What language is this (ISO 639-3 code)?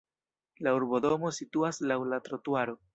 epo